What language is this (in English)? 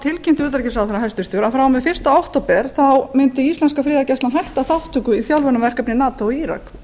Icelandic